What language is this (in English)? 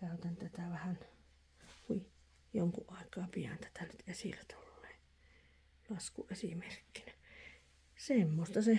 Finnish